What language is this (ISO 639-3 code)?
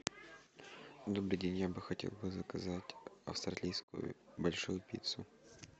rus